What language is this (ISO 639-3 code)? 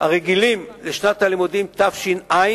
heb